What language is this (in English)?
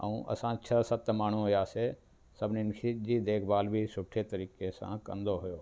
Sindhi